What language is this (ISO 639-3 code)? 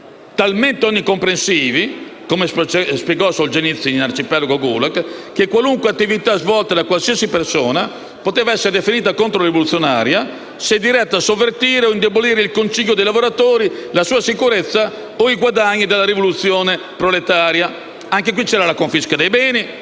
ita